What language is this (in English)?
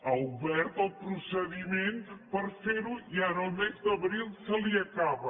Catalan